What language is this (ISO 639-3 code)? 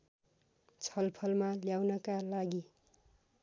nep